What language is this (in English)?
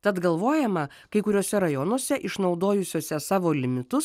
Lithuanian